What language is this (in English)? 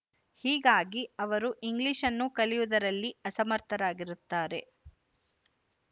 Kannada